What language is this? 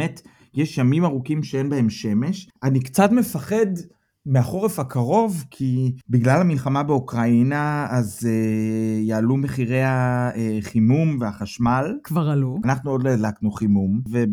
Hebrew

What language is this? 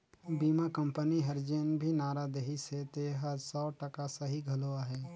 Chhattisgarhi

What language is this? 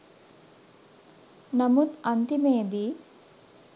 Sinhala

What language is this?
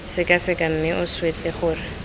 Tswana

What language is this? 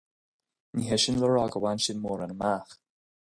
Irish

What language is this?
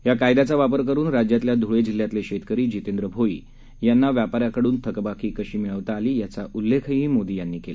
Marathi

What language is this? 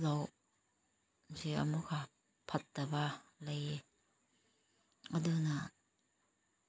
Manipuri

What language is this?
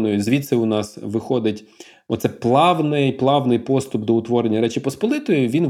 Ukrainian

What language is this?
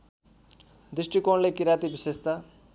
Nepali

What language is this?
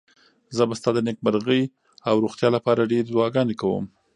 Pashto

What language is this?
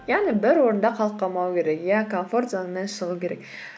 Kazakh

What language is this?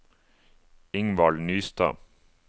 Norwegian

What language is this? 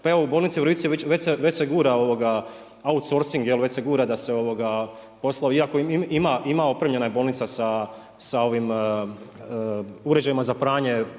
Croatian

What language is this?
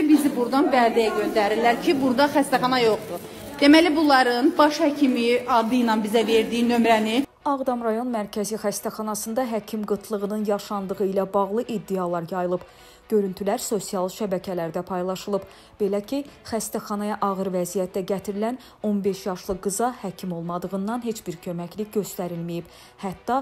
Turkish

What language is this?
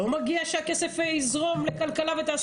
Hebrew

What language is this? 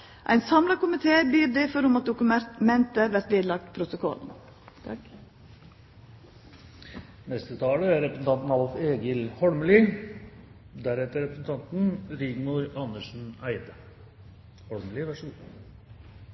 Norwegian Nynorsk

